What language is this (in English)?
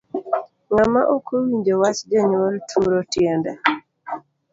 Luo (Kenya and Tanzania)